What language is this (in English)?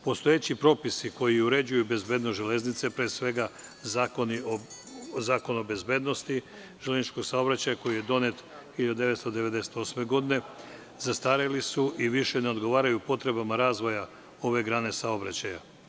Serbian